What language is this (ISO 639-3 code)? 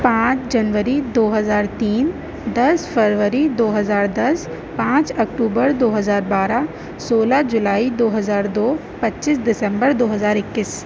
urd